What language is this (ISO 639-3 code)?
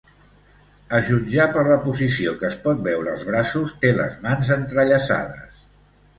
cat